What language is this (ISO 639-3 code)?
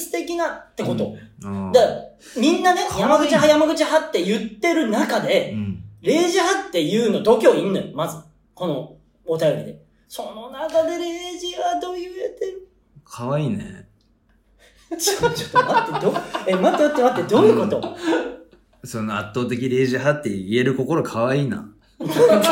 jpn